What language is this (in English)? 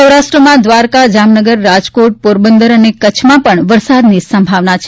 Gujarati